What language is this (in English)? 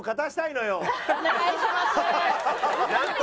Japanese